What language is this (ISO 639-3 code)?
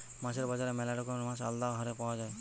ben